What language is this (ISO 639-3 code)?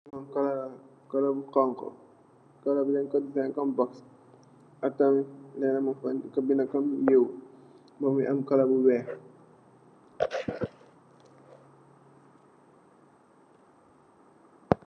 wol